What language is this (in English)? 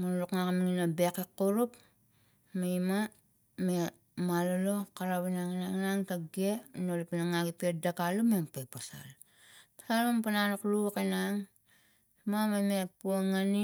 Tigak